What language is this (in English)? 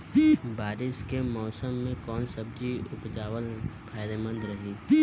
Bhojpuri